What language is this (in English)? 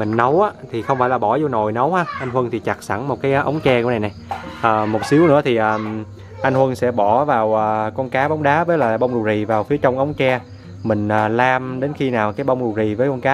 Vietnamese